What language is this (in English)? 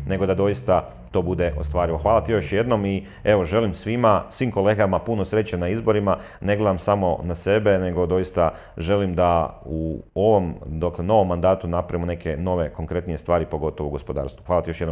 Croatian